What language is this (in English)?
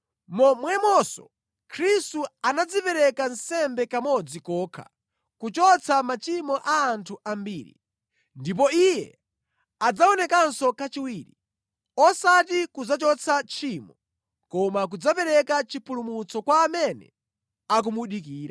Nyanja